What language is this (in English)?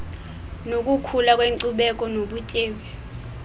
Xhosa